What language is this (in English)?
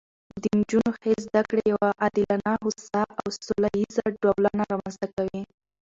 Pashto